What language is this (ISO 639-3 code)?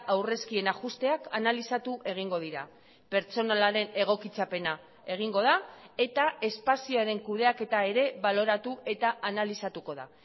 eus